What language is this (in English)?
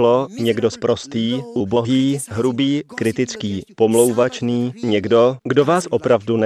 Czech